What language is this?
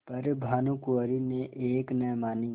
Hindi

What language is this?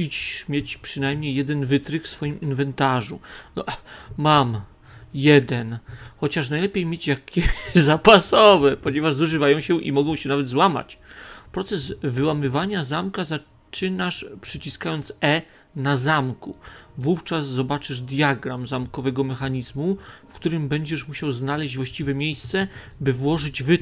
Polish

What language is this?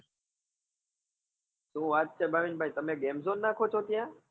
Gujarati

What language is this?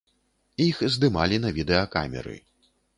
Belarusian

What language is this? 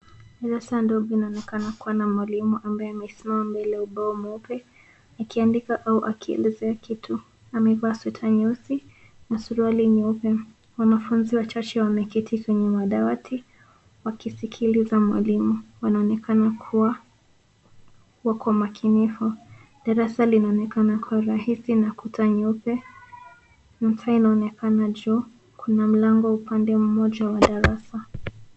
Swahili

